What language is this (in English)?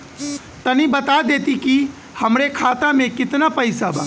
Bhojpuri